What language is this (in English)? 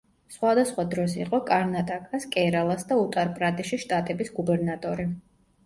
Georgian